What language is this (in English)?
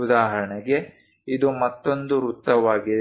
Kannada